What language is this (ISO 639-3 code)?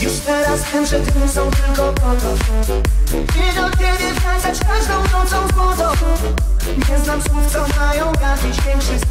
pol